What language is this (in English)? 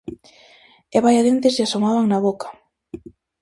Galician